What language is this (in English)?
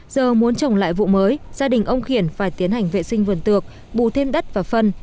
Vietnamese